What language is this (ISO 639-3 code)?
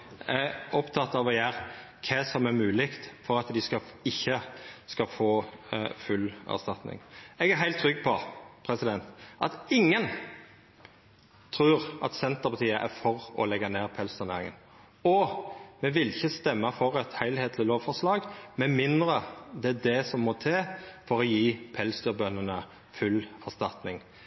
nno